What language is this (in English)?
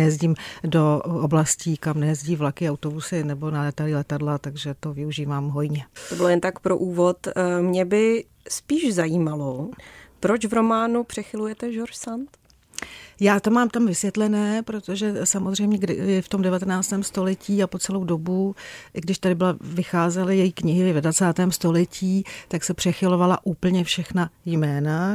Czech